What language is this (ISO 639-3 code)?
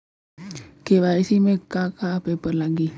bho